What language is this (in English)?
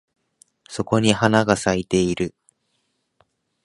Japanese